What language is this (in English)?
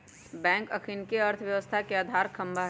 Magahi